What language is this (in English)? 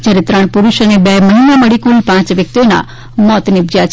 Gujarati